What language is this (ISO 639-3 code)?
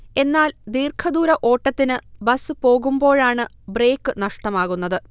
mal